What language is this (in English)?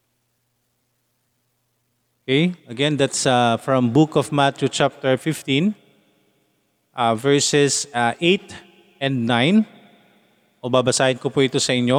Filipino